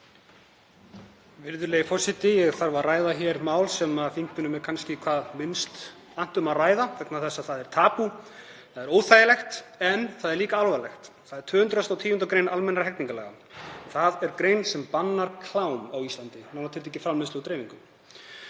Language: Icelandic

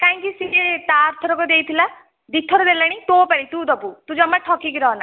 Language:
Odia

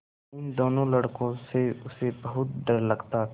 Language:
Hindi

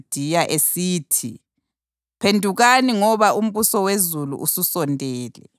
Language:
North Ndebele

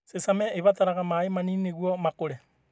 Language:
Kikuyu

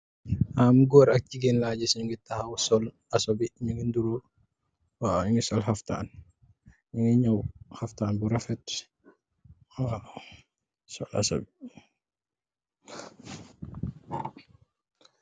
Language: Wolof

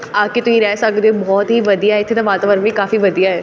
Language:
Punjabi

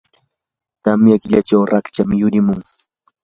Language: Yanahuanca Pasco Quechua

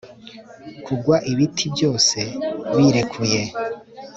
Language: Kinyarwanda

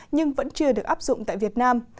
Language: Vietnamese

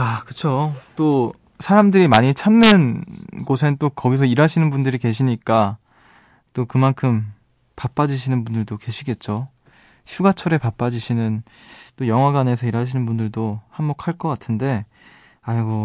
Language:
Korean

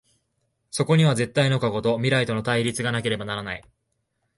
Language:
Japanese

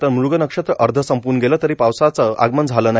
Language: Marathi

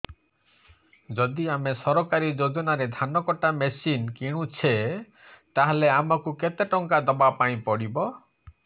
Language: Odia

